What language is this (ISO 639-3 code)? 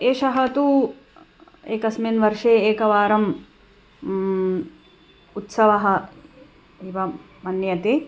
san